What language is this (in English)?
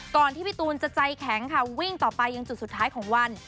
Thai